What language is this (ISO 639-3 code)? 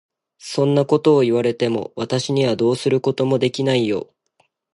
jpn